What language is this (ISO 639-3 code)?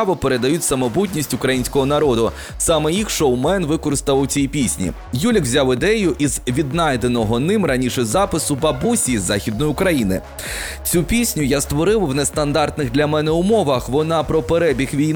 ukr